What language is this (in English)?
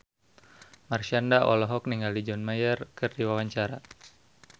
Sundanese